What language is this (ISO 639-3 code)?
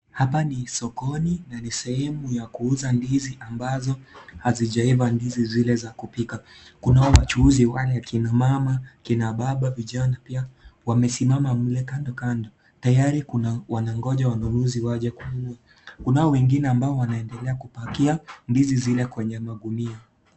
swa